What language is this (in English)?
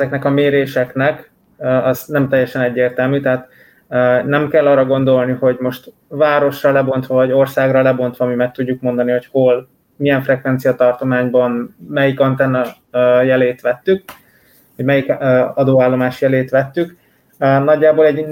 Hungarian